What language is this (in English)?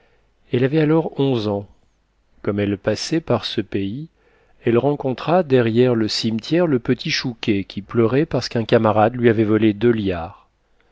French